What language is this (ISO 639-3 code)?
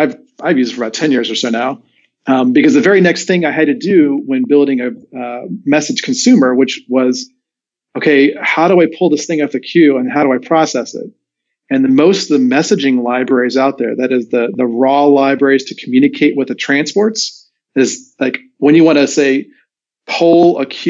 eng